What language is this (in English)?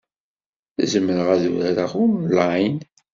Kabyle